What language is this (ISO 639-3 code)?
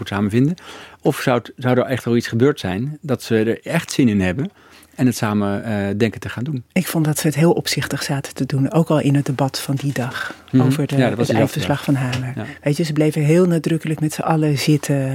nld